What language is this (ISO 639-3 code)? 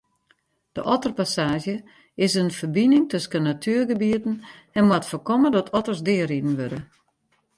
fry